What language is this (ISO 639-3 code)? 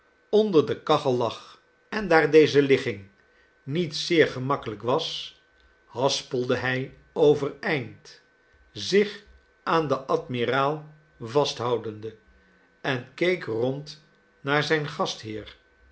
nld